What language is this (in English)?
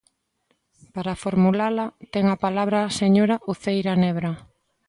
Galician